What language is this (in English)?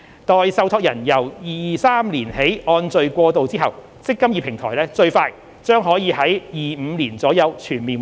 Cantonese